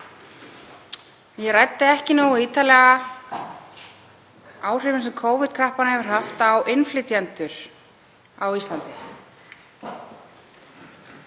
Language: Icelandic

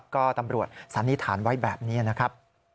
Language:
Thai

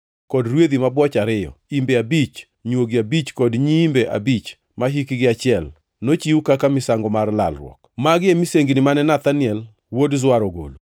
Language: Luo (Kenya and Tanzania)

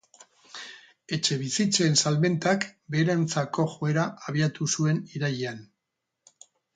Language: Basque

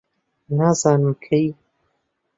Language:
Central Kurdish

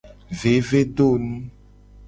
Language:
Gen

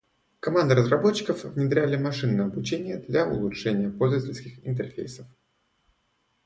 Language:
Russian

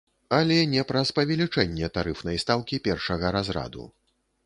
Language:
Belarusian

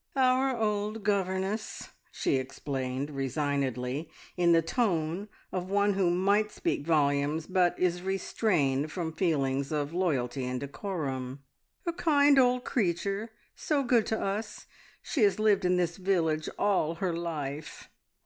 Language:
English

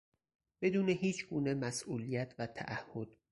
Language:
Persian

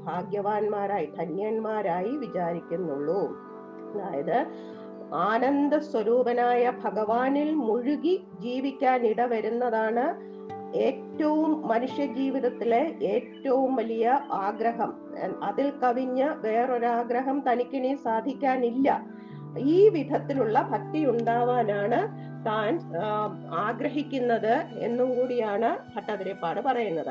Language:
Malayalam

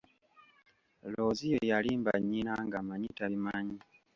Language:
Ganda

